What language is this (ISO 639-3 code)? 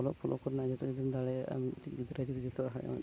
sat